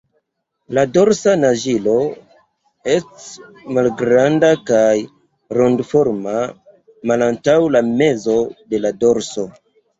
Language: Esperanto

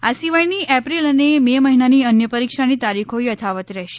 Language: Gujarati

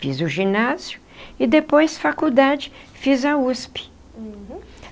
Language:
Portuguese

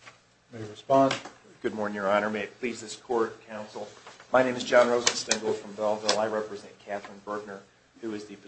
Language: English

